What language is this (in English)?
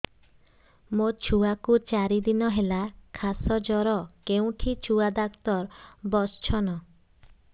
Odia